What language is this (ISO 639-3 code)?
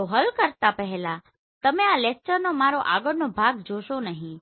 guj